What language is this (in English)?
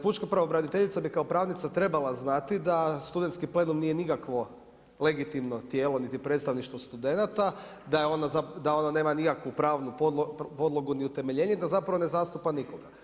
Croatian